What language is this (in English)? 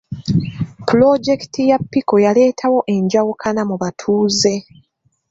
Ganda